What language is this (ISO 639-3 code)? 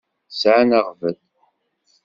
kab